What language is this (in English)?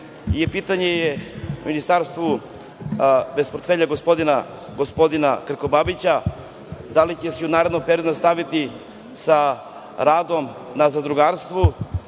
Serbian